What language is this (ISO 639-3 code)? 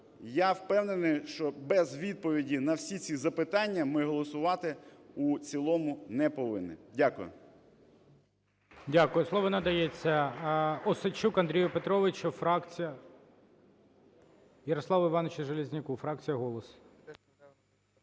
ukr